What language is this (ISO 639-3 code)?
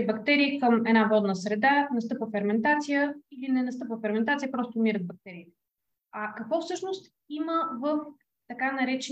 bul